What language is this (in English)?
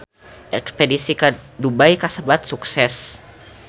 Sundanese